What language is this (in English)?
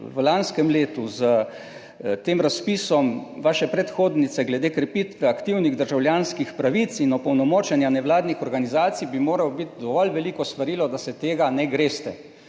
Slovenian